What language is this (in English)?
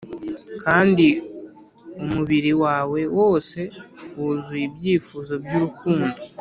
Kinyarwanda